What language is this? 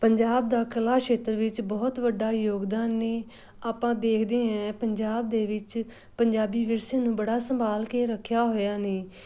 Punjabi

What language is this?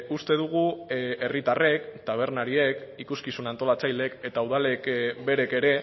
Basque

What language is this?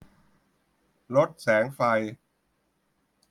Thai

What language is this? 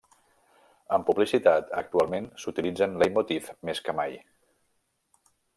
Catalan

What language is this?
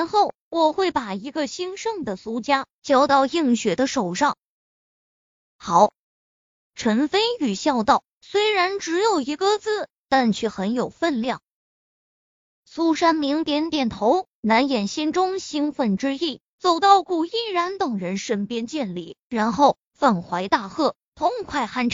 Chinese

